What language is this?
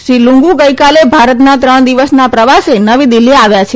Gujarati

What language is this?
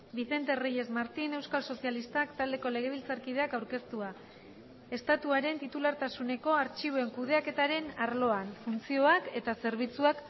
Basque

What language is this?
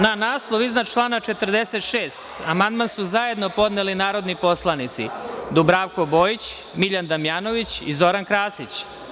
Serbian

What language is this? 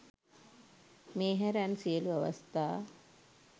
Sinhala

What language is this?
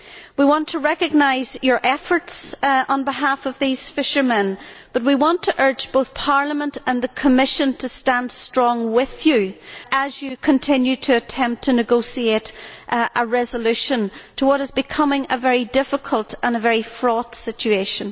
English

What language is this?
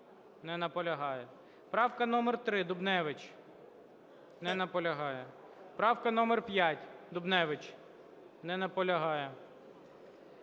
Ukrainian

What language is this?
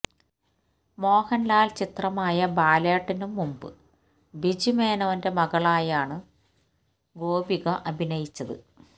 Malayalam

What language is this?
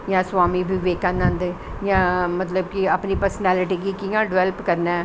Dogri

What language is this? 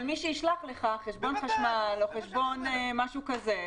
Hebrew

